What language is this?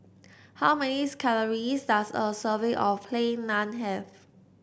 English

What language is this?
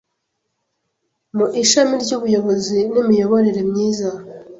Kinyarwanda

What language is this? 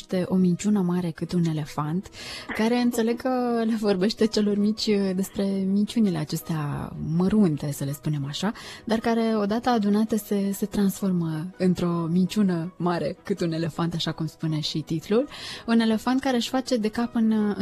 Romanian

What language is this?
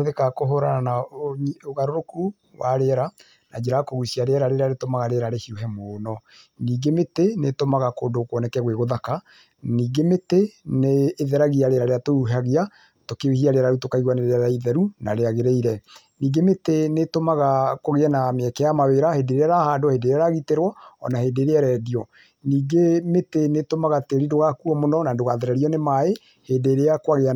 Kikuyu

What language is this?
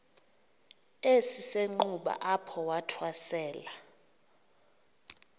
Xhosa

